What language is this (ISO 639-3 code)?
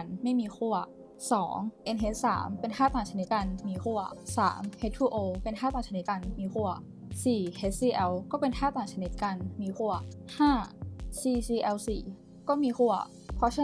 tha